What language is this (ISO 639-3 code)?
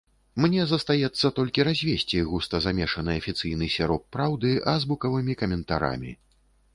bel